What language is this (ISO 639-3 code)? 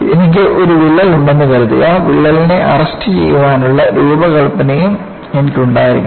mal